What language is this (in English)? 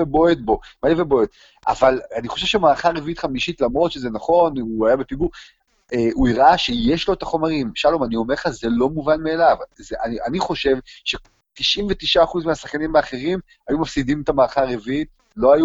Hebrew